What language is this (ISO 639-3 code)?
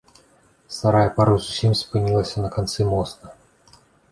bel